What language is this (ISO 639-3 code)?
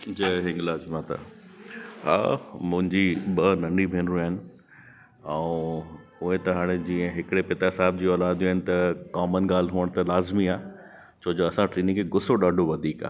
snd